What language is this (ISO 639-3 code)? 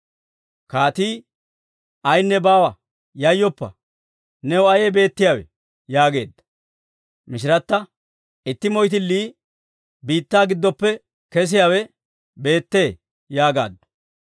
dwr